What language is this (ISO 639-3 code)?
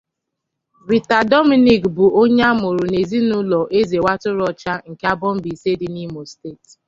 ibo